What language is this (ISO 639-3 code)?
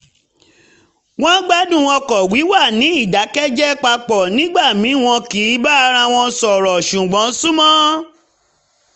yor